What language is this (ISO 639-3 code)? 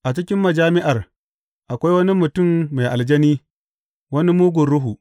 hau